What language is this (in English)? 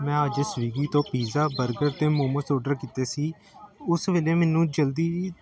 Punjabi